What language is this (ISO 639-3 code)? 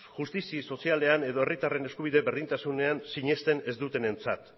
eus